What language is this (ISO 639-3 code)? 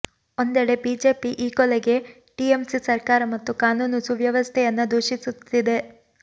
kan